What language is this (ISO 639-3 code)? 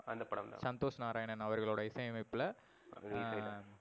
tam